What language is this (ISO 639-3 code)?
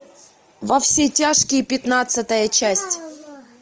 rus